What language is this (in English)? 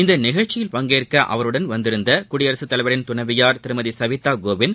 Tamil